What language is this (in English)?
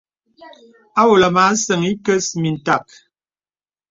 Bebele